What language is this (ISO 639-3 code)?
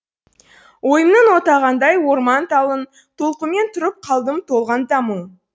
kaz